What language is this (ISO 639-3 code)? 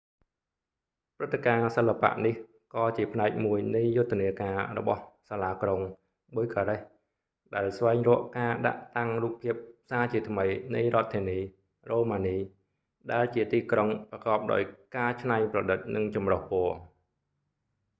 khm